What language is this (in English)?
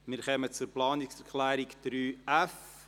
Swiss German